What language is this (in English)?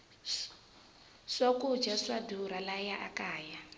Tsonga